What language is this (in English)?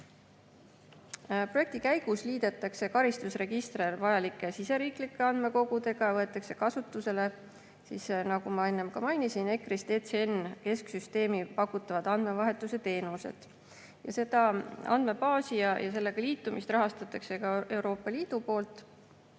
Estonian